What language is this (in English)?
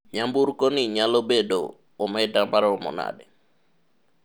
Luo (Kenya and Tanzania)